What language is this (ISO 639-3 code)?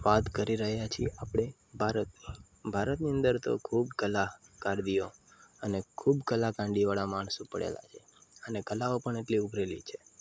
guj